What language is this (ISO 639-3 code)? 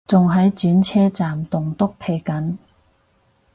yue